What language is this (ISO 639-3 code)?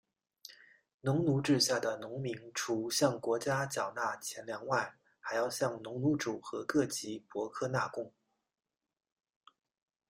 zho